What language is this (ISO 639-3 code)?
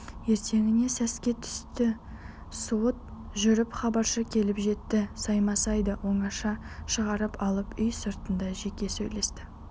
kaz